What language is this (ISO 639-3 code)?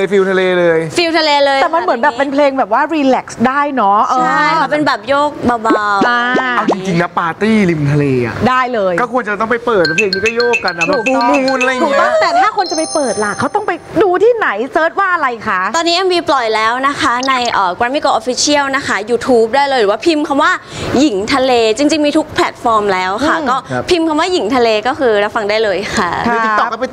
tha